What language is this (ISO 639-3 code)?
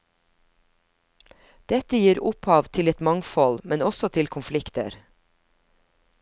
nor